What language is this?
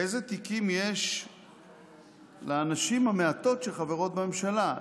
Hebrew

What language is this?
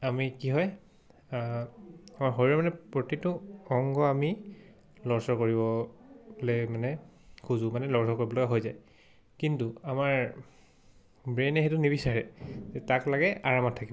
Assamese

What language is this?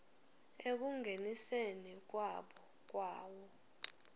Swati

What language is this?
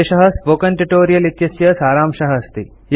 Sanskrit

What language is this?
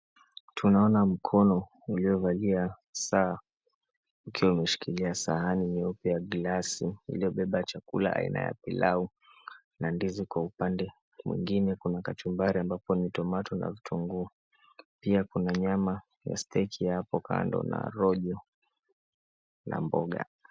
Swahili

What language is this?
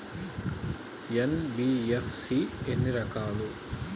Telugu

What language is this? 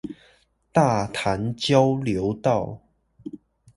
Chinese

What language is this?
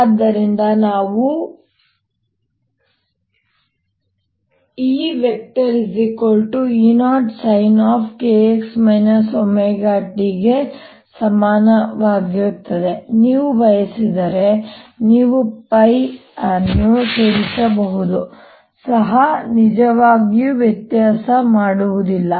Kannada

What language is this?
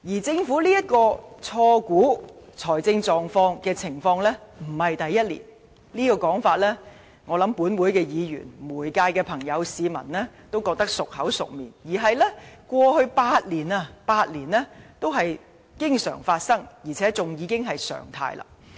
Cantonese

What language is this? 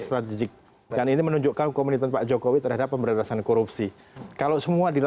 Indonesian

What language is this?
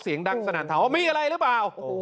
Thai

